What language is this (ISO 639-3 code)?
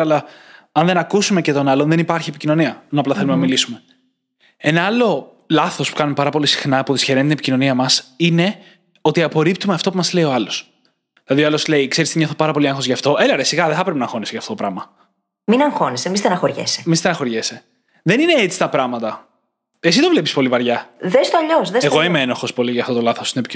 ell